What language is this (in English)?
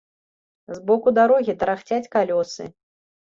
Belarusian